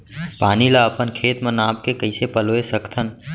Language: Chhattisgarhi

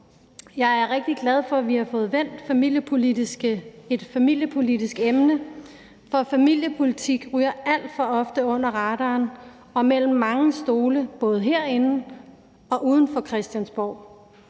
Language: Danish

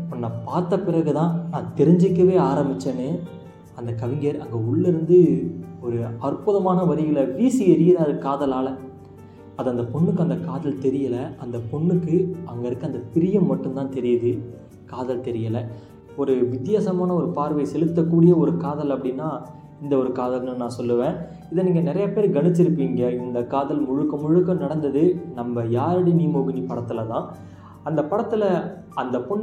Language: Tamil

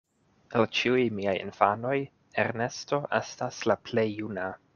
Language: Esperanto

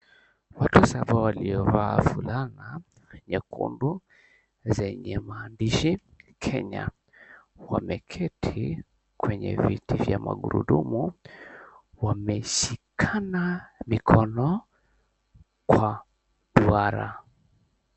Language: Swahili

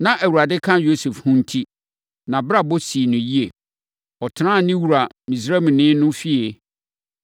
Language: Akan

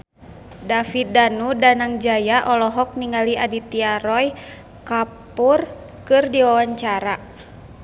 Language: Sundanese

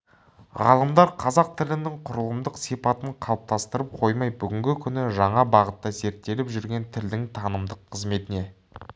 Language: Kazakh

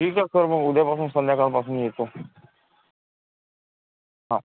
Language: Marathi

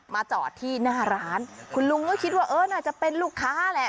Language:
Thai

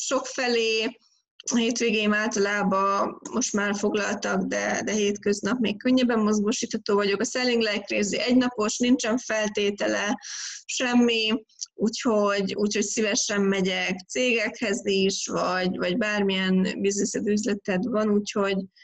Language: Hungarian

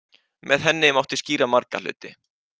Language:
Icelandic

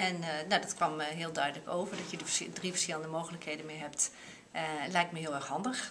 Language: Dutch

